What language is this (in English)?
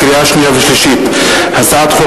Hebrew